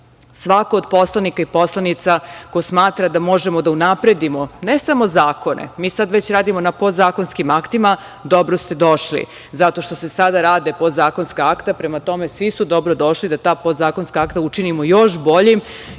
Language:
Serbian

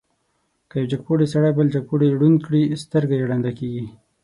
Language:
Pashto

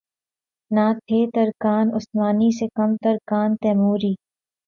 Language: Urdu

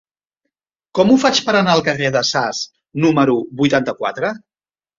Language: Catalan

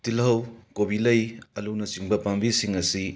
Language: Manipuri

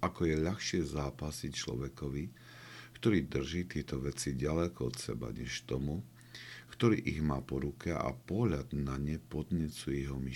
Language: Slovak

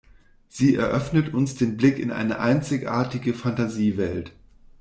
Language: German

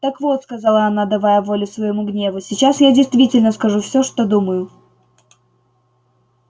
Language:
Russian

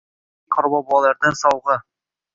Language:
Uzbek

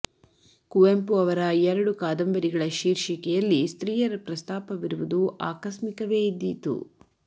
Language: Kannada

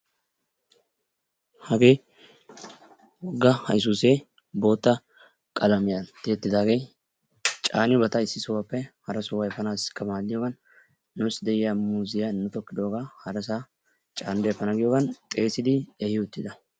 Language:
Wolaytta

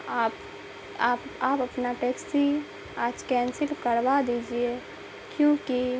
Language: Urdu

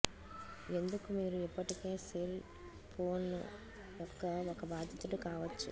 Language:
Telugu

